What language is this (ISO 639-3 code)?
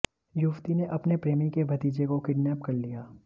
hin